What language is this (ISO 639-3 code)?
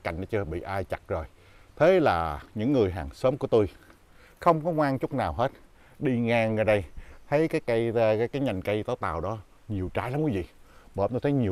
vie